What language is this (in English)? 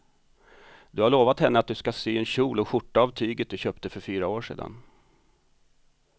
Swedish